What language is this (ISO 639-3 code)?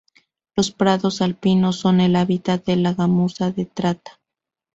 spa